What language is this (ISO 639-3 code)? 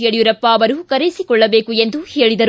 kan